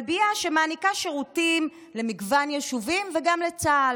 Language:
Hebrew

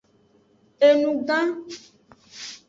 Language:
Aja (Benin)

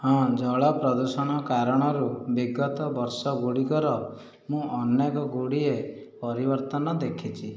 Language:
Odia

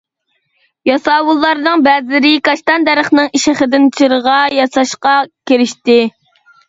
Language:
Uyghur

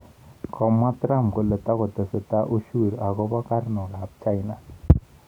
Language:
Kalenjin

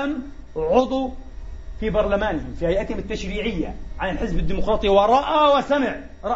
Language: Arabic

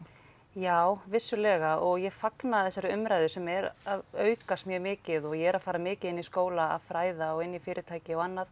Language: Icelandic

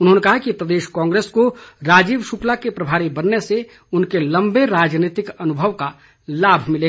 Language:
Hindi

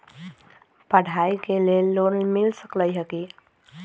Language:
Magahi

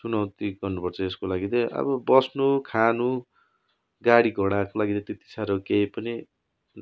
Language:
Nepali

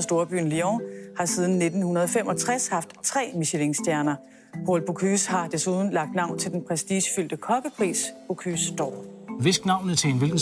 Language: Danish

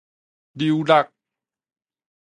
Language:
Min Nan Chinese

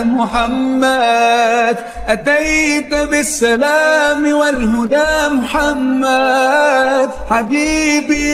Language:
Arabic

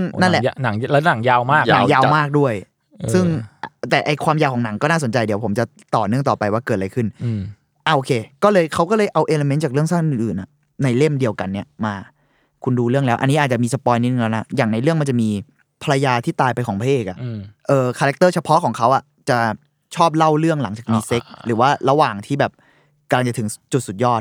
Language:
Thai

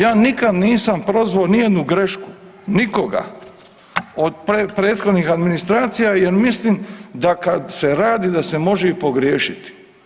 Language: Croatian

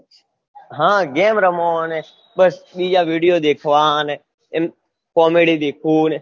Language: Gujarati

